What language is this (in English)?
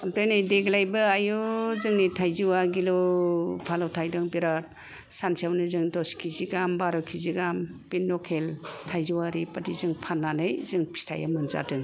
Bodo